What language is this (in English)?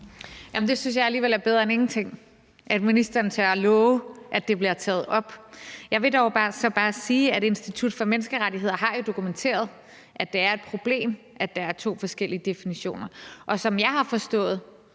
Danish